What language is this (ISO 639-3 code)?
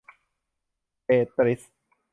tha